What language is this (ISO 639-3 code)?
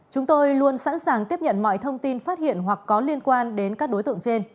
vie